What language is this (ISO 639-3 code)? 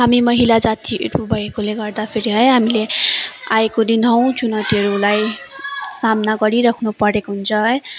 nep